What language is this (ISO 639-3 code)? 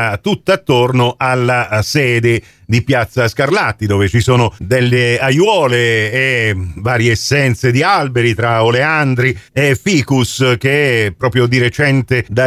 ita